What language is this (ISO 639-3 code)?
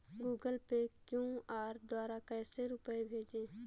hin